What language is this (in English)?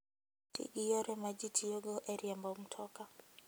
Luo (Kenya and Tanzania)